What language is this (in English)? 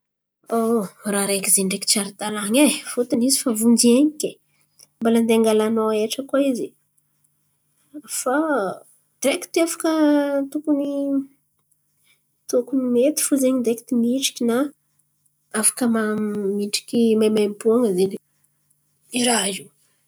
Antankarana Malagasy